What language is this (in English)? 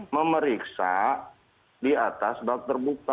Indonesian